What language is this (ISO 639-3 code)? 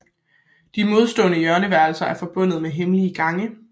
dan